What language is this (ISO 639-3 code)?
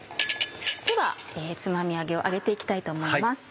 jpn